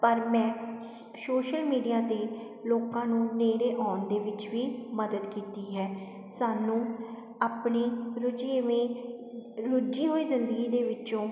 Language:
Punjabi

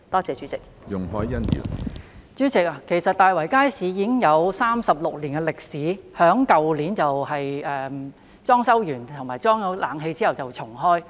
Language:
Cantonese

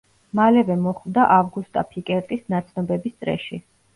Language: Georgian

